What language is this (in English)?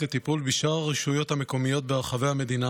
Hebrew